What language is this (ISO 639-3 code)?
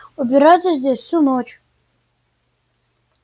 rus